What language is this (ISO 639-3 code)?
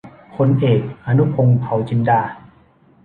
tha